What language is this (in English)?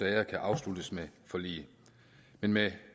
Danish